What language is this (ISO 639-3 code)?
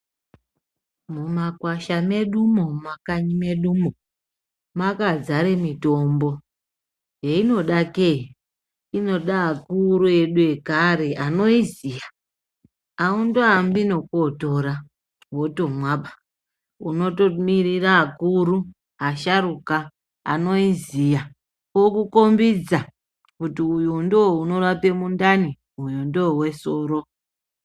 ndc